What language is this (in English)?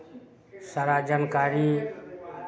Maithili